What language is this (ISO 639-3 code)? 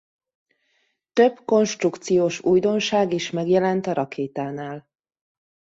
hun